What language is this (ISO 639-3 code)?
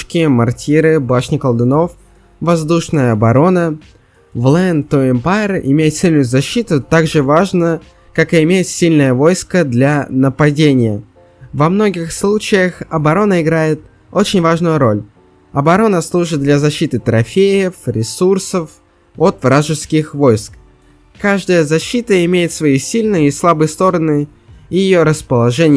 rus